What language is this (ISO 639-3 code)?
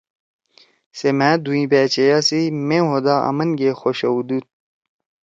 trw